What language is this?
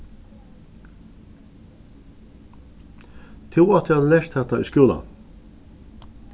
Faroese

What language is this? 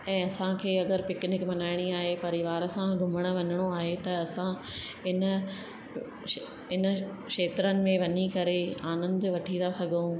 Sindhi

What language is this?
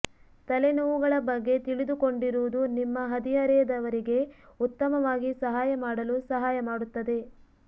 Kannada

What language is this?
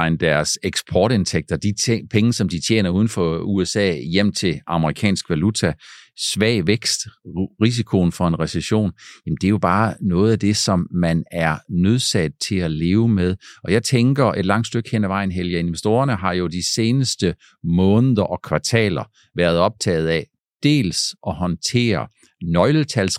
Danish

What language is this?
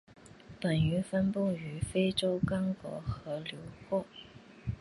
Chinese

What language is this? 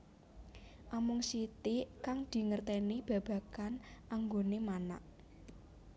Javanese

